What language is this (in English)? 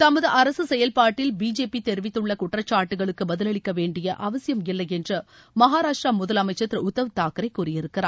Tamil